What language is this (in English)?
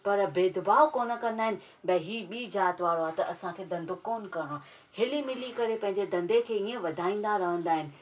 Sindhi